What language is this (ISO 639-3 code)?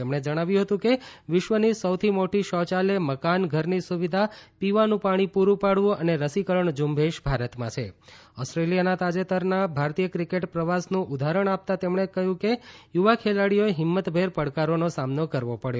guj